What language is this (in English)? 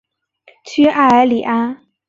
Chinese